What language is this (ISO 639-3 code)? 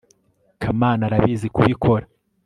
kin